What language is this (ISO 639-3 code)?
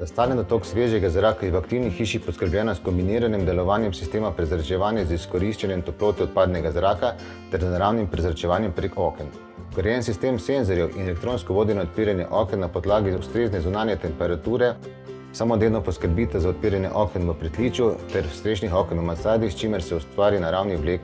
hun